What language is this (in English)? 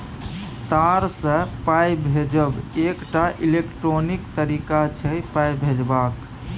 Maithili